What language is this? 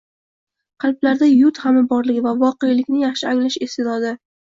Uzbek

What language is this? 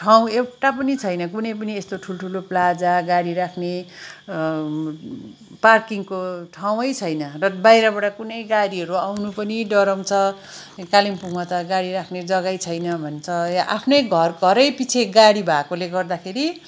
Nepali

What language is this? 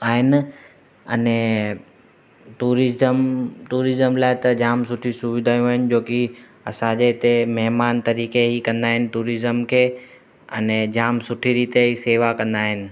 Sindhi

